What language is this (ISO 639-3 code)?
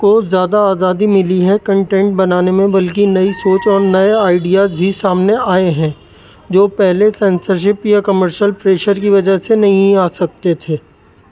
urd